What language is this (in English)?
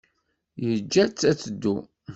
Kabyle